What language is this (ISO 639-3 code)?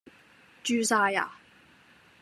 yue